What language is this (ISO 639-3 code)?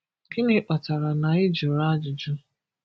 ibo